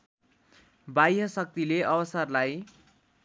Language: Nepali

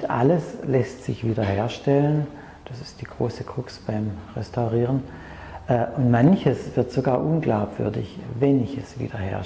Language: German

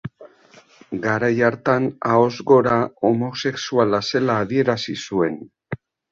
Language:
Basque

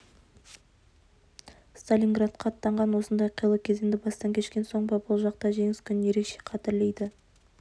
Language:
Kazakh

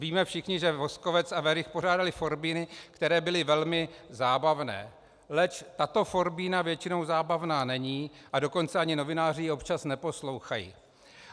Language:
Czech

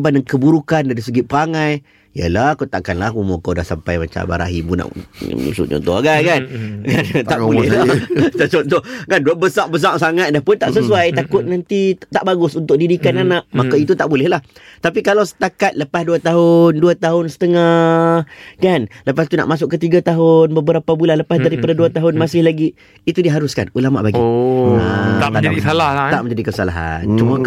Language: Malay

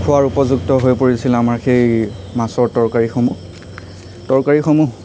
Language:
Assamese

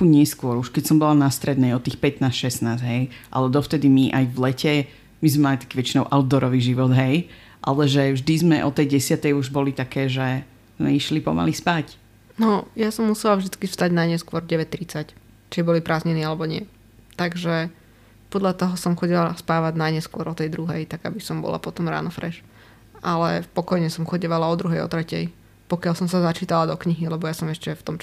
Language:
Slovak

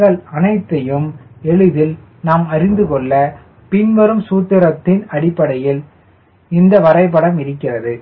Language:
Tamil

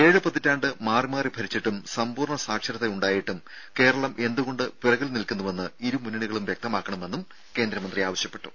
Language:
Malayalam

